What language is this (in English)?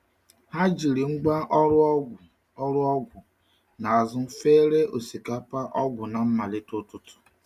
Igbo